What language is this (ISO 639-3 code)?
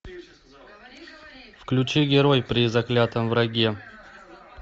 rus